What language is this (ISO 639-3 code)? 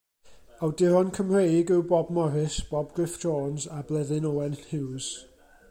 cym